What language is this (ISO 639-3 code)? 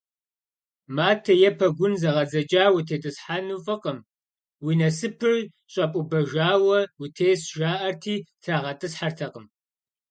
kbd